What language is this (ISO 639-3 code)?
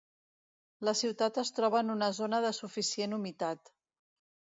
cat